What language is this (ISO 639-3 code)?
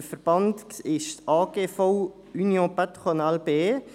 gsw